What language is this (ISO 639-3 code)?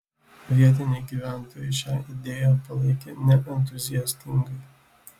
lit